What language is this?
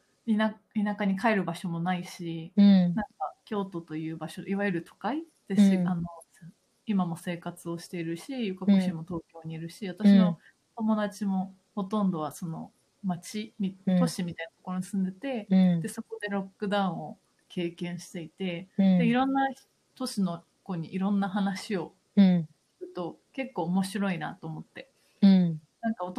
Japanese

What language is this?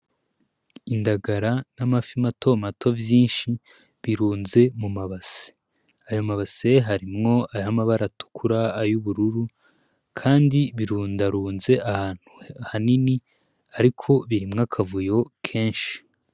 Rundi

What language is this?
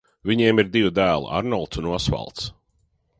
Latvian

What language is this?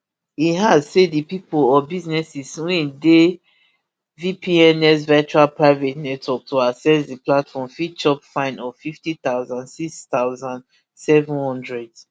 Nigerian Pidgin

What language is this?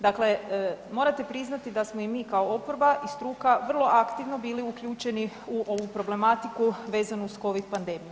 Croatian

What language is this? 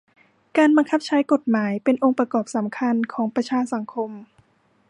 Thai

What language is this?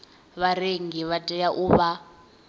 Venda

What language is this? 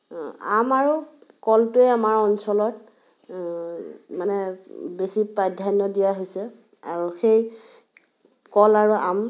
Assamese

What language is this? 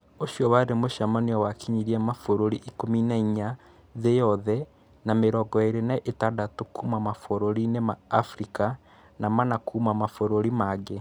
Kikuyu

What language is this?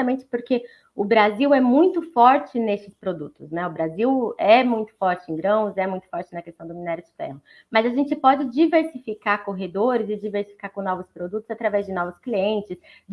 Portuguese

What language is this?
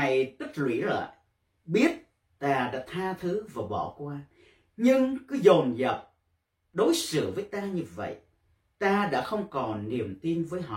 Vietnamese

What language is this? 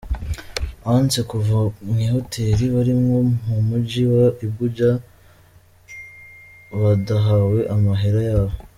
Kinyarwanda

